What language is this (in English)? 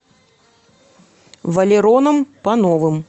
Russian